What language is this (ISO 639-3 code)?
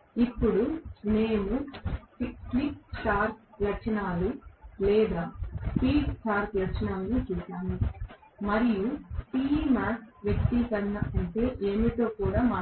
tel